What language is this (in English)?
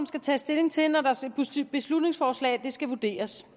Danish